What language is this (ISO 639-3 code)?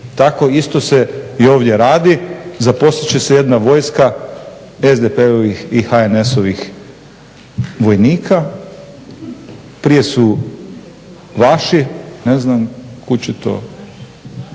hrv